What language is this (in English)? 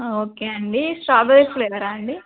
Telugu